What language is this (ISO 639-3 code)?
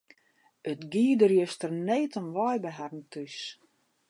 fry